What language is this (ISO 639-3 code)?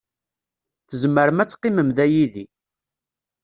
kab